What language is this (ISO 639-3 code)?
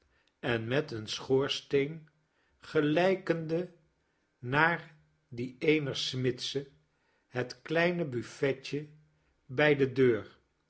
nld